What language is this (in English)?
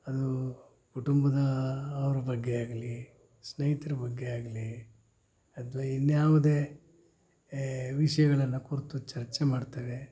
Kannada